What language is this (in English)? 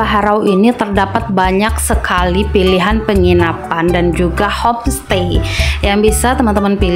Indonesian